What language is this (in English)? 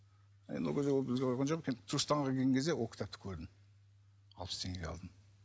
Kazakh